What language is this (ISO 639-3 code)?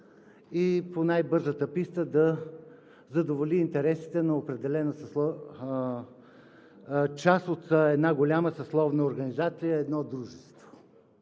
bul